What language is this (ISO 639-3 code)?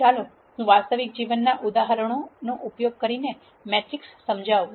guj